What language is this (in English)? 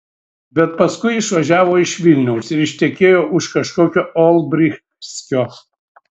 Lithuanian